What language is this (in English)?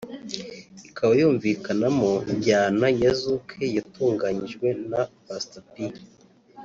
Kinyarwanda